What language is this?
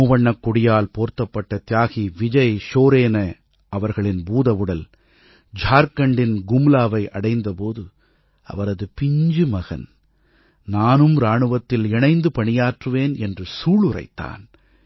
Tamil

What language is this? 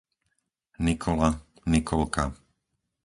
Slovak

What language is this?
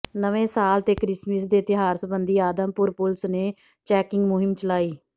Punjabi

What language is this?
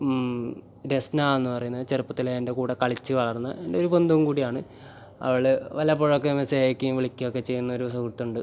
Malayalam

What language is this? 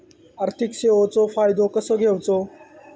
Marathi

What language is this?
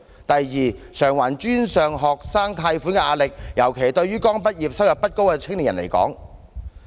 Cantonese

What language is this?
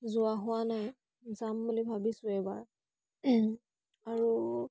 Assamese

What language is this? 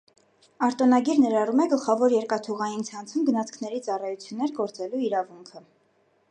Armenian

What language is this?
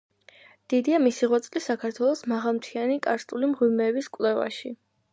Georgian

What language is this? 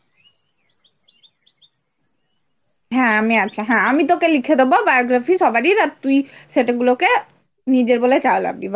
Bangla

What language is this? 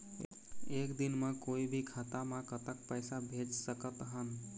Chhattisgarhi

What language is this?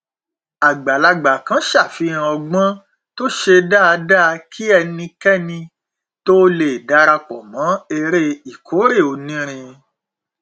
Yoruba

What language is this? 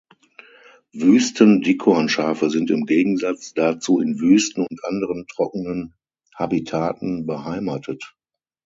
German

